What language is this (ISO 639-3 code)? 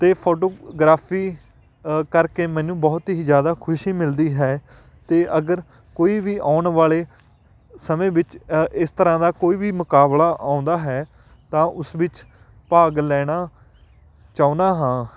pan